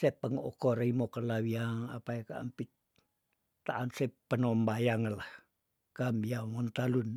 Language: Tondano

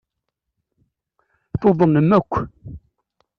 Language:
Kabyle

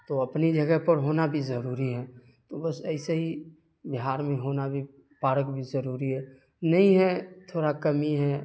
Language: Urdu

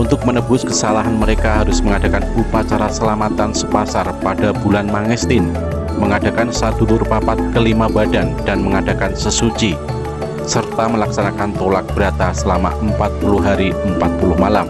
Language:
Indonesian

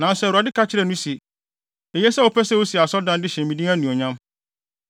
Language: Akan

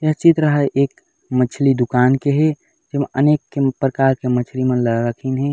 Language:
Chhattisgarhi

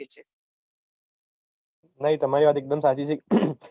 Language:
Gujarati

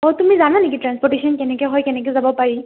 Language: Assamese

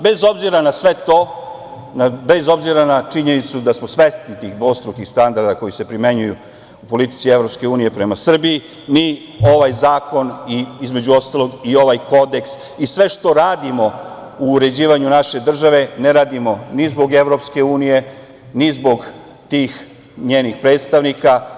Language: Serbian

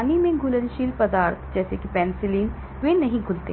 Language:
Hindi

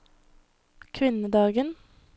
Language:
Norwegian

